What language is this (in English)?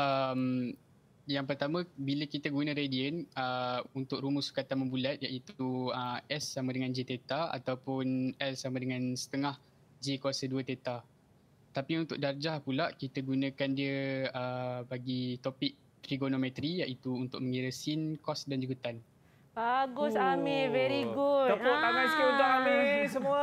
Malay